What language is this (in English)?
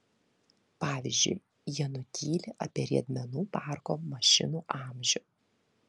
Lithuanian